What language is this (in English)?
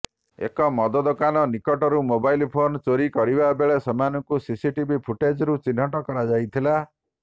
Odia